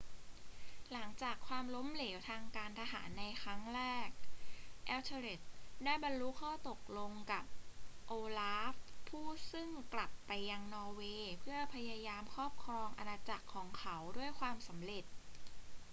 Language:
Thai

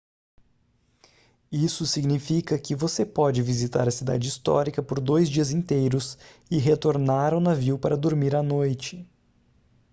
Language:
Portuguese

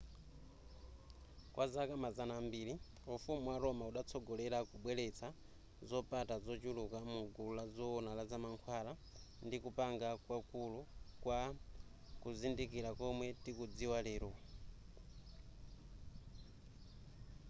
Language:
Nyanja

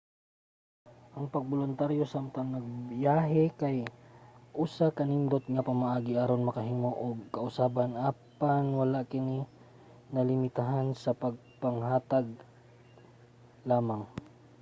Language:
Cebuano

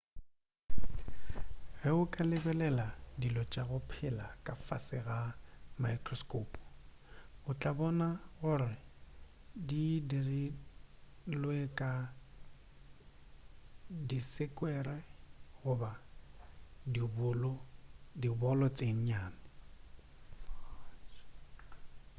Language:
Northern Sotho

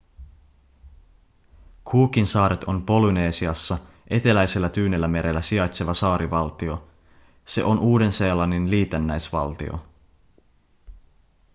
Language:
Finnish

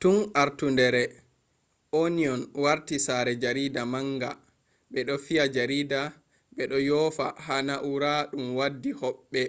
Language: Fula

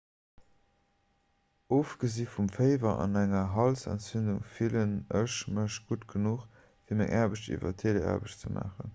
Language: Luxembourgish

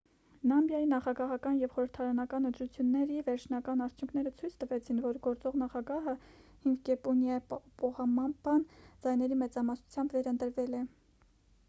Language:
Armenian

